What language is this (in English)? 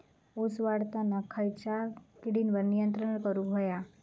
Marathi